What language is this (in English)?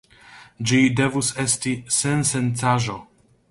Esperanto